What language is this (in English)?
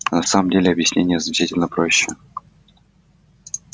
Russian